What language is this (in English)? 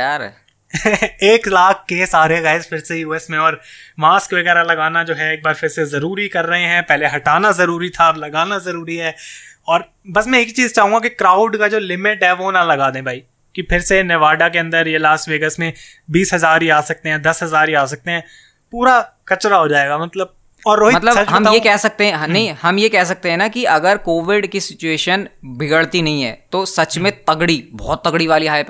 Hindi